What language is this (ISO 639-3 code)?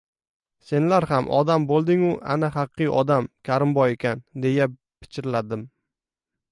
uzb